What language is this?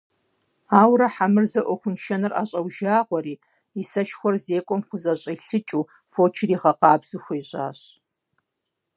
Kabardian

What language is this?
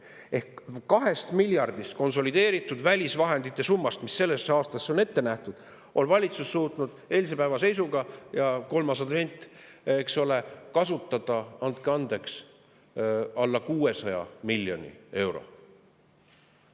Estonian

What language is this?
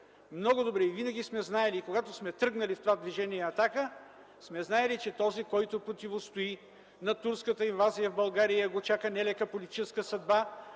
Bulgarian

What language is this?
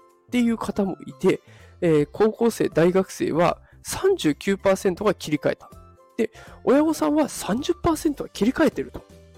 Japanese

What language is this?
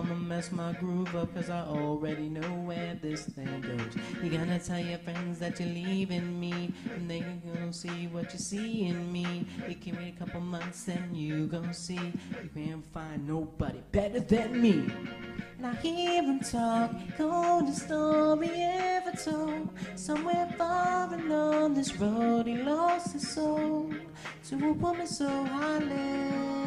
English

